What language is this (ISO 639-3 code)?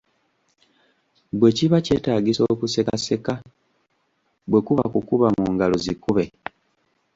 lug